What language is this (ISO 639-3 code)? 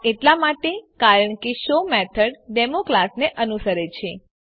guj